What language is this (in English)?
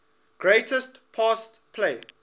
English